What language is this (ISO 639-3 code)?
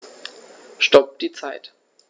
deu